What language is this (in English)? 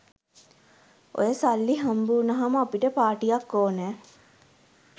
Sinhala